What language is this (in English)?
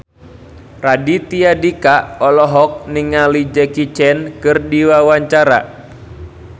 Sundanese